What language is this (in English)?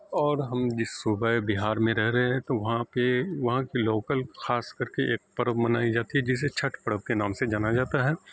Urdu